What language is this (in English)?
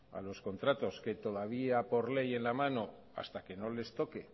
Spanish